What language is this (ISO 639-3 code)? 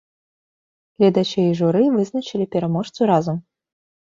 bel